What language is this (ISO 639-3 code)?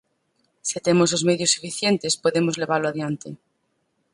glg